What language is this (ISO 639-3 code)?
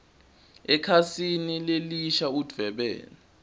ssw